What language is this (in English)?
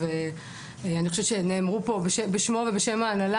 Hebrew